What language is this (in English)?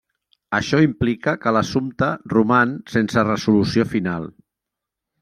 Catalan